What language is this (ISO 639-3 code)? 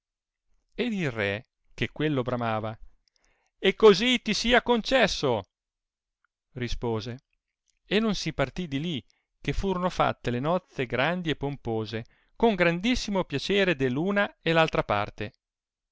ita